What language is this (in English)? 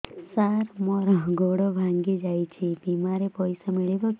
Odia